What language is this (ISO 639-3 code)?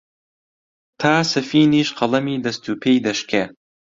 ckb